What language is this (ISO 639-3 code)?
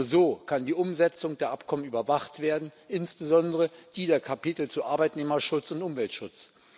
deu